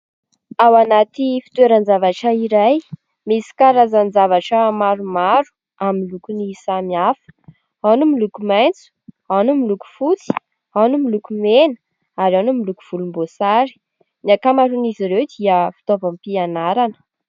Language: Malagasy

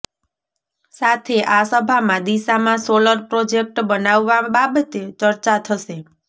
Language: Gujarati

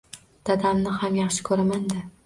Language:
Uzbek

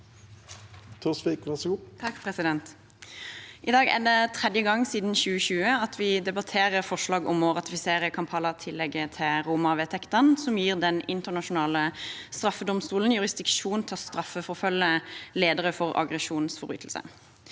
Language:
Norwegian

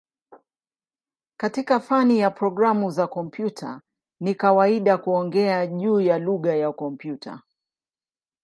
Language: Swahili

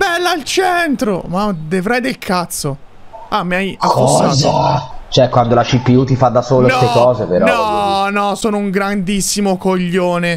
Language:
Italian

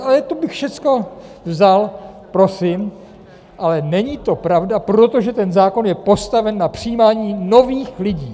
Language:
Czech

